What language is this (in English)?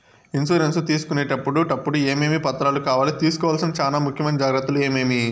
Telugu